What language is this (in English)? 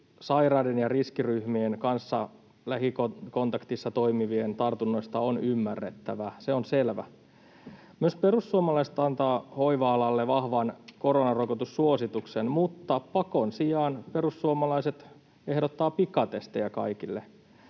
Finnish